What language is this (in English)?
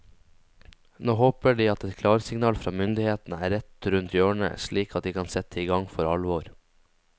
Norwegian